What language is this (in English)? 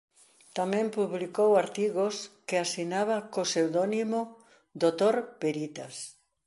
Galician